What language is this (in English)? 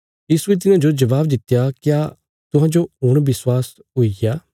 Bilaspuri